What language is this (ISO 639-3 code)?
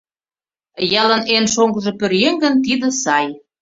chm